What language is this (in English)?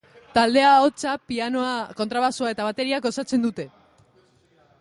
Basque